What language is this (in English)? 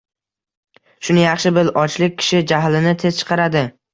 Uzbek